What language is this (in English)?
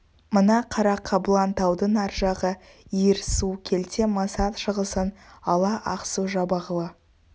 Kazakh